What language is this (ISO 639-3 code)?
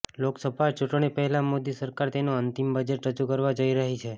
guj